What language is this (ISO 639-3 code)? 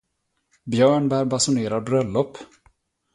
swe